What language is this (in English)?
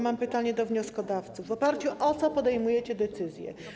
Polish